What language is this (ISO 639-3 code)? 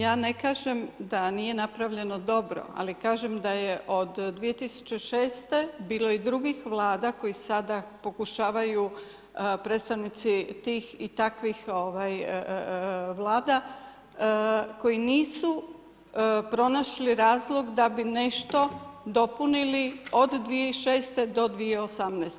hrv